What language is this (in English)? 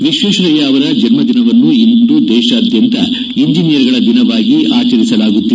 Kannada